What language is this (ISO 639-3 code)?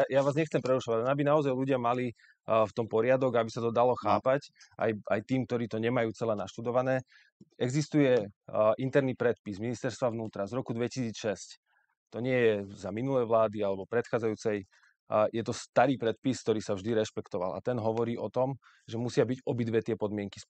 slk